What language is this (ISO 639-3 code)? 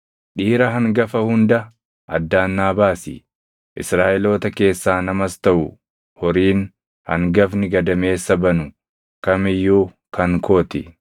orm